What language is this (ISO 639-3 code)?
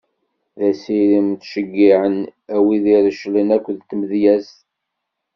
kab